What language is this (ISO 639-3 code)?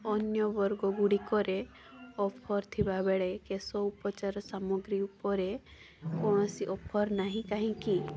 ori